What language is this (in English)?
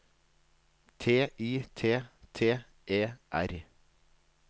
Norwegian